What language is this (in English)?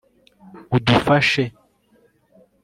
Kinyarwanda